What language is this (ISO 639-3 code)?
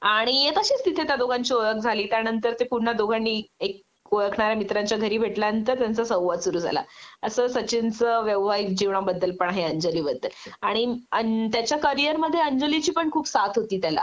mar